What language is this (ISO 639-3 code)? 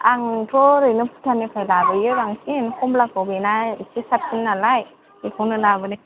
brx